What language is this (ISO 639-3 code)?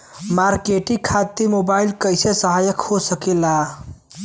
bho